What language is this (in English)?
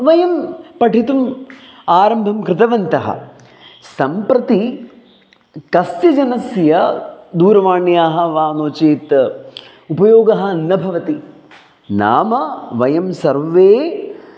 Sanskrit